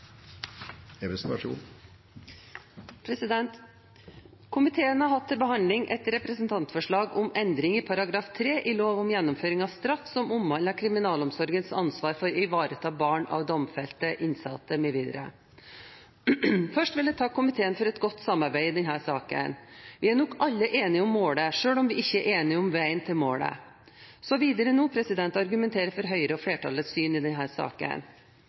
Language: Norwegian Bokmål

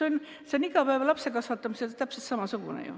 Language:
Estonian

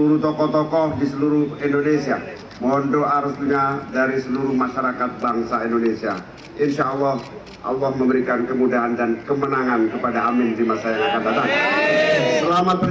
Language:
Indonesian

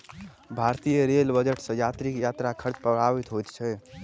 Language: Maithili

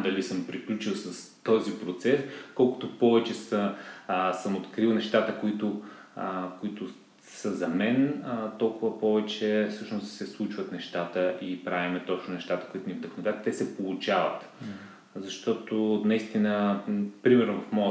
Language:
Bulgarian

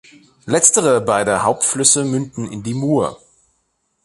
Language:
German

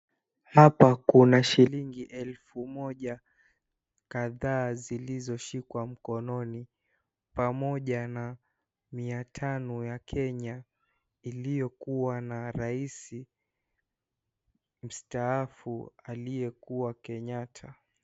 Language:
Swahili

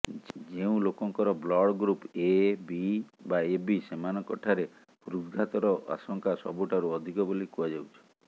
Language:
Odia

